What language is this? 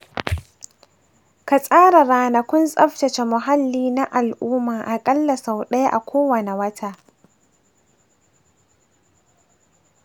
Hausa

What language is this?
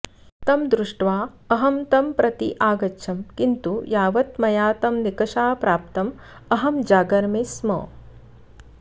Sanskrit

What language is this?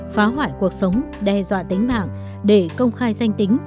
Vietnamese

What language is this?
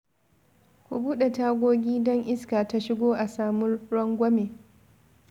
Hausa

